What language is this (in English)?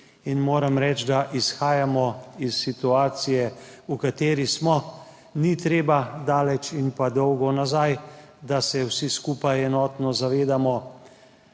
Slovenian